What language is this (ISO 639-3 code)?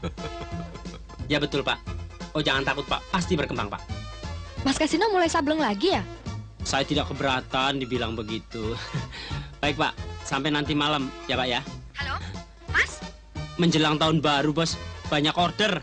ind